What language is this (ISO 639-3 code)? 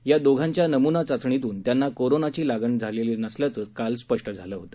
mar